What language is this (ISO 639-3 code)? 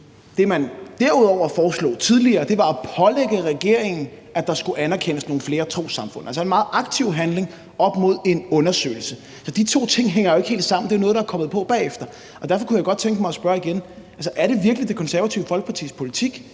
dan